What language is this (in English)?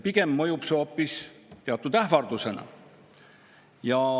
Estonian